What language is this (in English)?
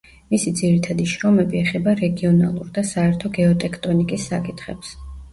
Georgian